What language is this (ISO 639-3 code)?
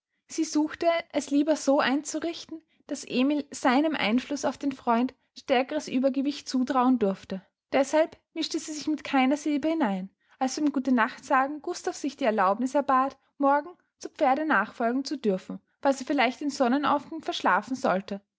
deu